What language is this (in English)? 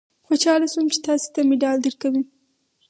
Pashto